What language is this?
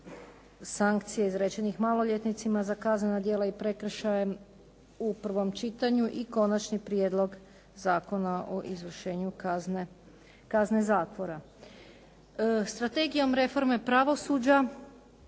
Croatian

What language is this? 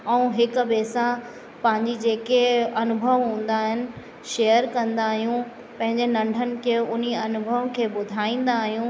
Sindhi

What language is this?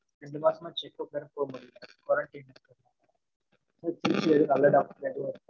Tamil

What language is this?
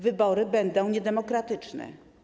Polish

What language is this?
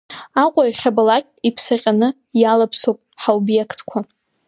Abkhazian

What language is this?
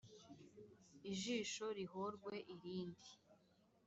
Kinyarwanda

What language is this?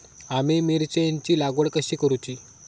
Marathi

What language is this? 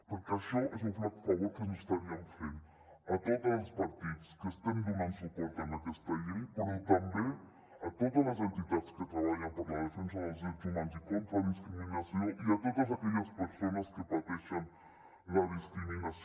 Catalan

